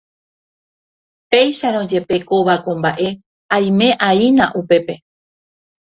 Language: Guarani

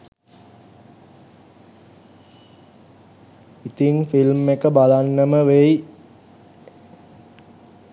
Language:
Sinhala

